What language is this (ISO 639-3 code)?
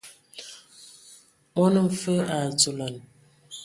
ewo